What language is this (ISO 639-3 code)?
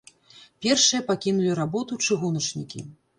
bel